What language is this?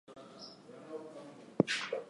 English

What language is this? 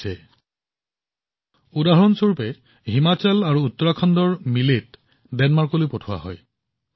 Assamese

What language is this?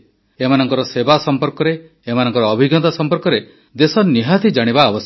Odia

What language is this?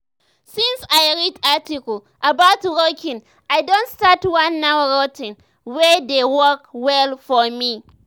Nigerian Pidgin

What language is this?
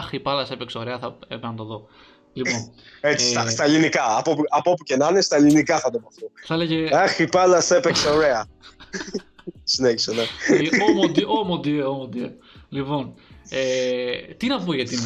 Greek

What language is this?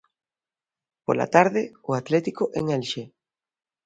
Galician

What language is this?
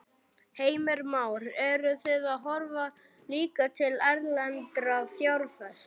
Icelandic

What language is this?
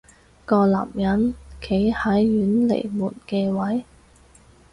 Cantonese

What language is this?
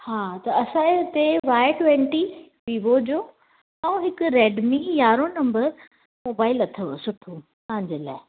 Sindhi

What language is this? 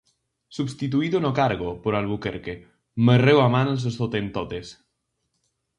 Galician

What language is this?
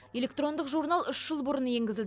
Kazakh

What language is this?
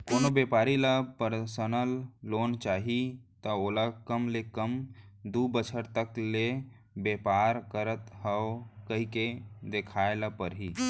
Chhattisgarhi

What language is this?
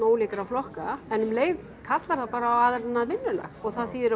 Icelandic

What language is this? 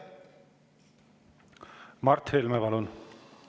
Estonian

